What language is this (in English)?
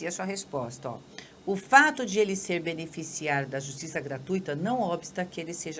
Portuguese